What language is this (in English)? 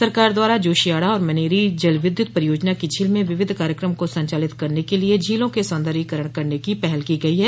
Hindi